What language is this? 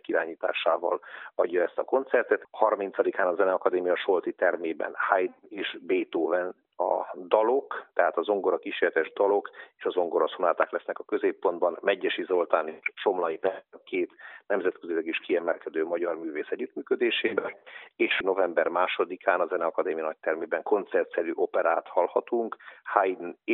Hungarian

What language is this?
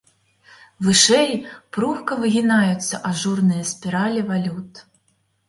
Belarusian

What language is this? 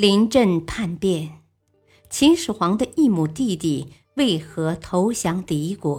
Chinese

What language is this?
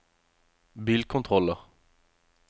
Norwegian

